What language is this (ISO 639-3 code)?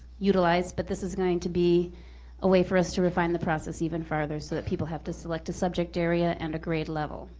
eng